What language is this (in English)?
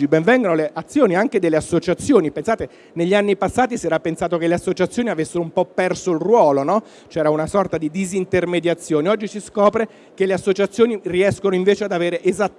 Italian